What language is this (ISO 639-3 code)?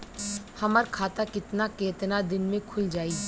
bho